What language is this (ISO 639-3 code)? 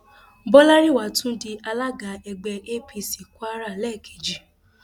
yor